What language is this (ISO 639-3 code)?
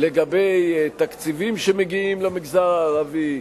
heb